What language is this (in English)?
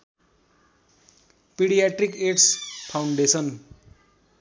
Nepali